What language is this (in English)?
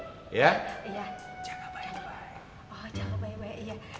Indonesian